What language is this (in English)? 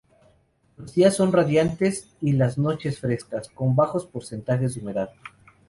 Spanish